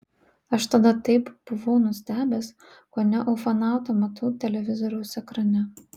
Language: Lithuanian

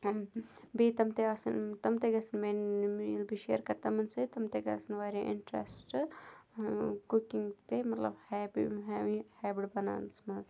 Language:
Kashmiri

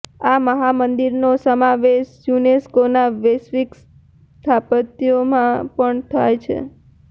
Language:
Gujarati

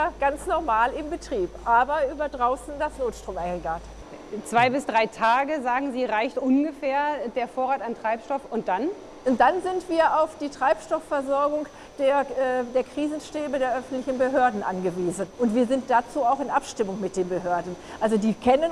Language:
German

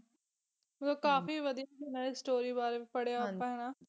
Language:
Punjabi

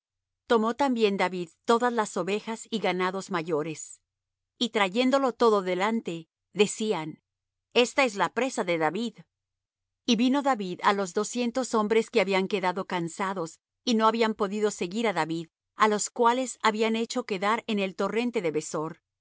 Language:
Spanish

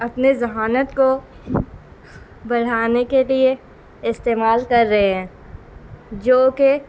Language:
Urdu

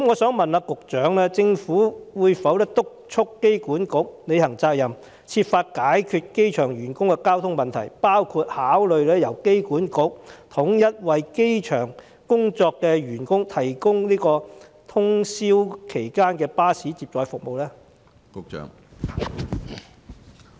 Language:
Cantonese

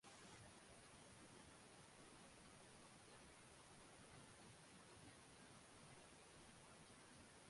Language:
Chinese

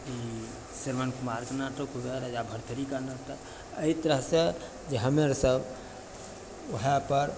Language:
Maithili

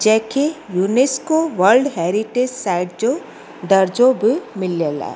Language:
Sindhi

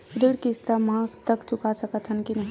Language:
Chhattisgarhi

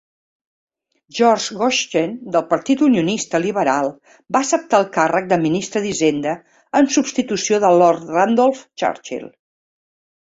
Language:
Catalan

